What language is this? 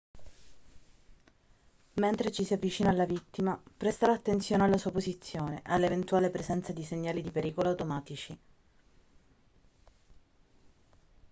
Italian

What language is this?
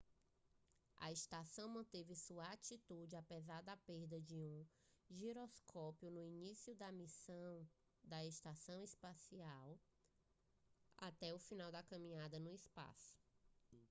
Portuguese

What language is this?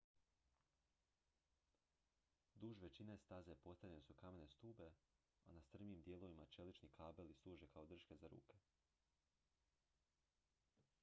Croatian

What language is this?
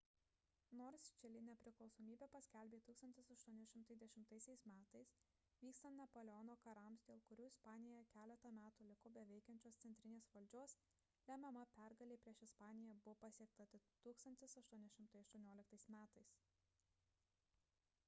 Lithuanian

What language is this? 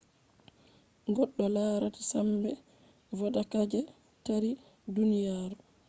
Fula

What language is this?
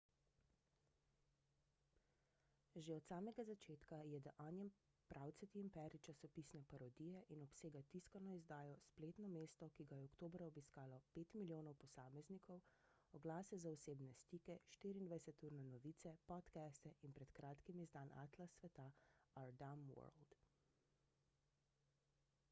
Slovenian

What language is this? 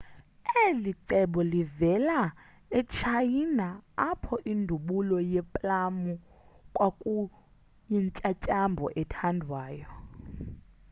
Xhosa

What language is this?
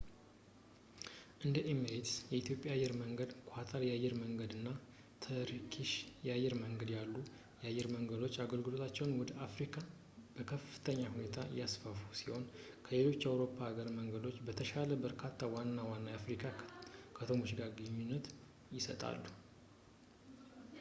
Amharic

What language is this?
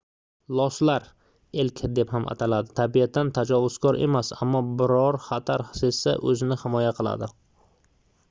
Uzbek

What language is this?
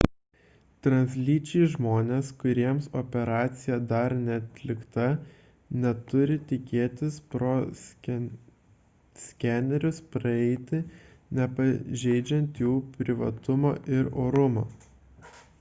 Lithuanian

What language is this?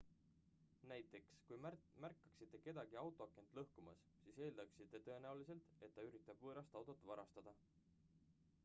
Estonian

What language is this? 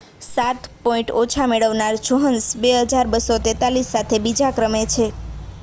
Gujarati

